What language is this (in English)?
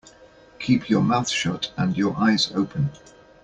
English